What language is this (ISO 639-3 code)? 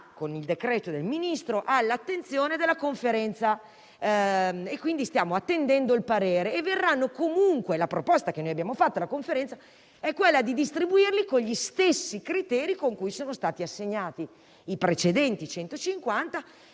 ita